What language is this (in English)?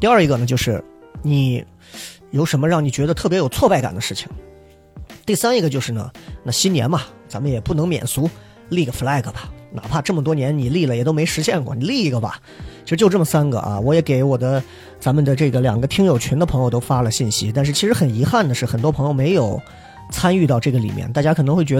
Chinese